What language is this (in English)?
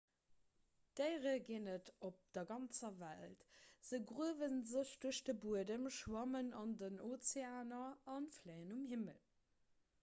Luxembourgish